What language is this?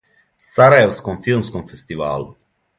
Serbian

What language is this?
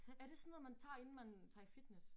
Danish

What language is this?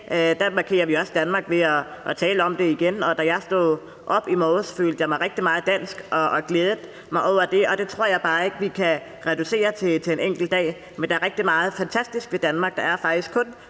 Danish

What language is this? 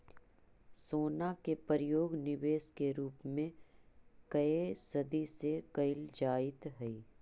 Magahi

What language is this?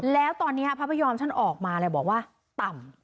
Thai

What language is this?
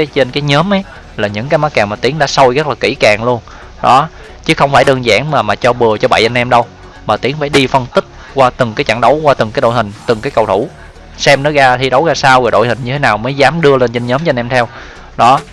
Vietnamese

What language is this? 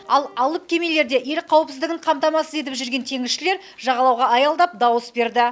Kazakh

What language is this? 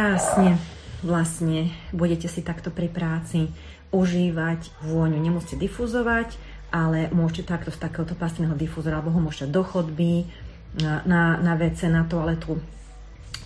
Slovak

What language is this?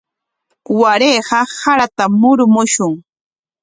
Corongo Ancash Quechua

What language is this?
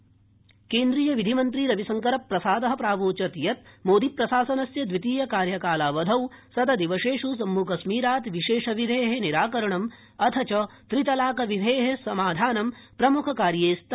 Sanskrit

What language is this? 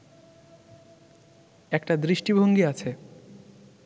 Bangla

